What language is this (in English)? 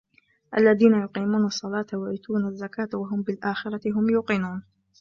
Arabic